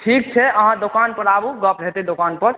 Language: Maithili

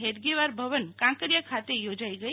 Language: Gujarati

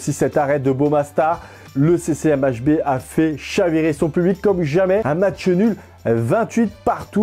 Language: French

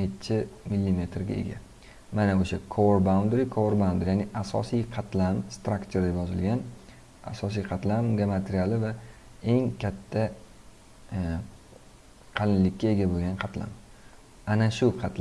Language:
Turkish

